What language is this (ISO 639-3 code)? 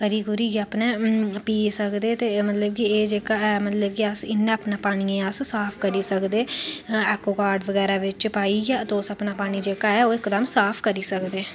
doi